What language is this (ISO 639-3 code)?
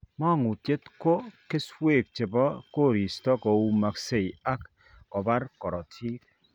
kln